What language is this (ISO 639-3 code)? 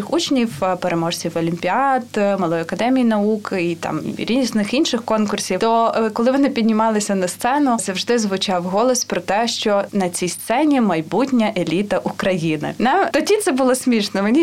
ukr